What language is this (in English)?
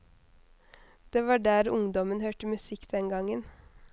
Norwegian